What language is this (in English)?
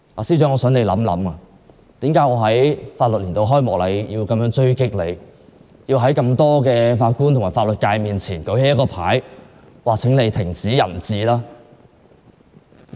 Cantonese